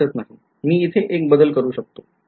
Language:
Marathi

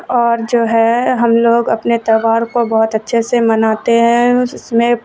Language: Urdu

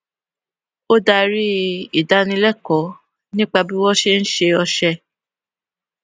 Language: Yoruba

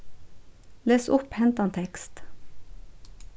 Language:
Faroese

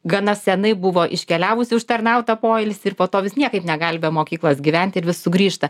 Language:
Lithuanian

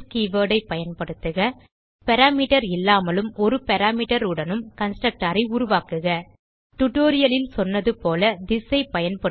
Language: Tamil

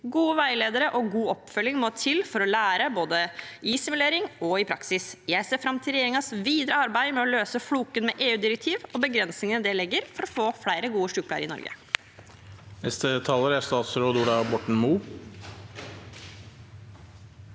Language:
Norwegian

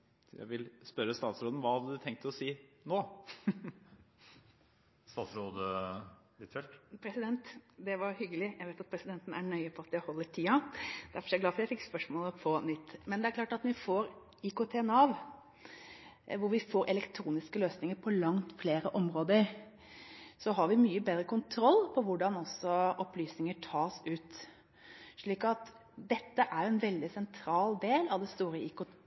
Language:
Norwegian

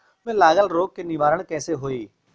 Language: Bhojpuri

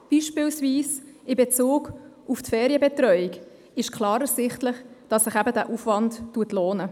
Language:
Swiss German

